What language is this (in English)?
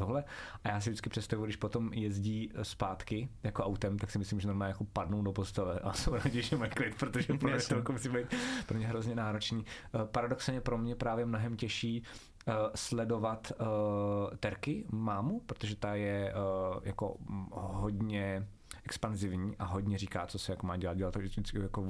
Czech